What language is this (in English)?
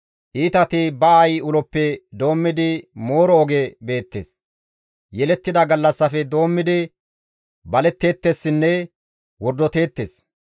Gamo